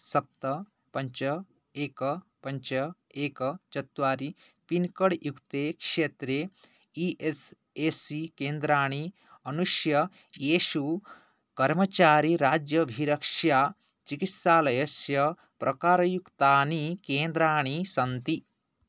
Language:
Sanskrit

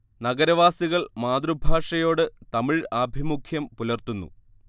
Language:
Malayalam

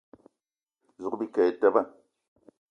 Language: Eton (Cameroon)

